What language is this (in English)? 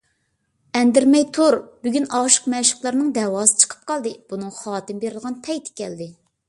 Uyghur